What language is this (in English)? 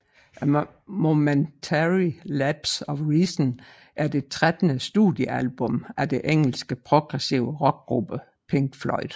Danish